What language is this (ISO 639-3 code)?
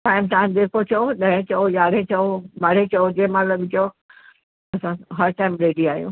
snd